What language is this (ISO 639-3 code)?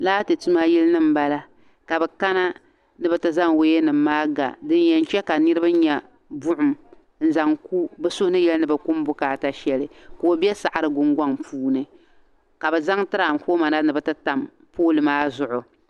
dag